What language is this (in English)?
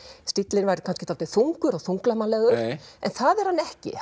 Icelandic